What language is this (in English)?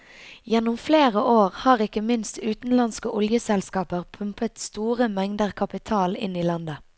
Norwegian